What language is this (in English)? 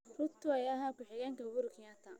Somali